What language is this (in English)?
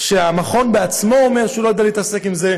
Hebrew